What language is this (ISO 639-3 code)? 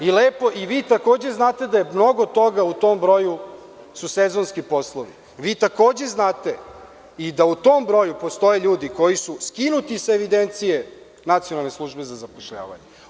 srp